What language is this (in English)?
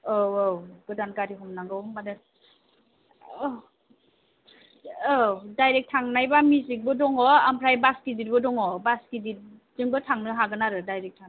Bodo